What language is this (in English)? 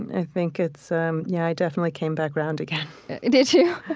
English